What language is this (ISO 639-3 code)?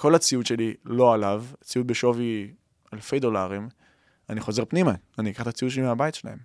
heb